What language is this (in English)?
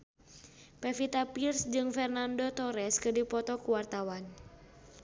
Sundanese